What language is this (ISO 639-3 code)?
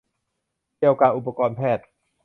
tha